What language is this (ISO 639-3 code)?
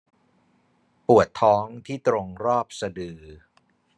tha